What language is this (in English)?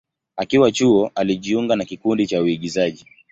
Swahili